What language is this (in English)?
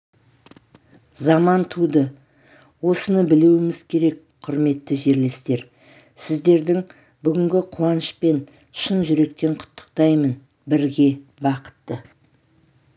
Kazakh